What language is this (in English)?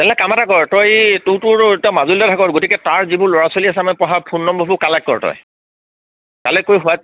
Assamese